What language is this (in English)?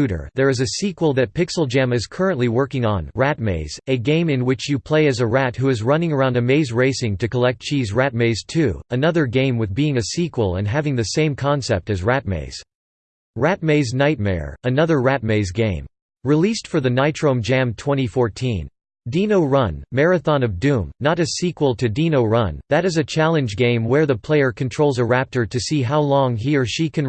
English